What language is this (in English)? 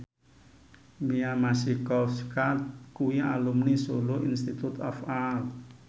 Javanese